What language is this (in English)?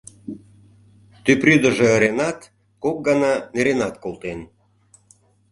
Mari